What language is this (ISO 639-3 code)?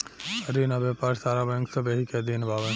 bho